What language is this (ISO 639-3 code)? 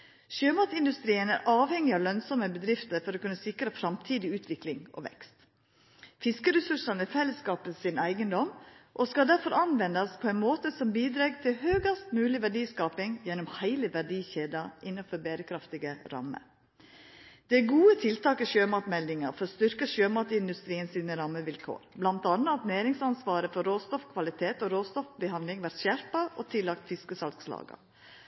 nno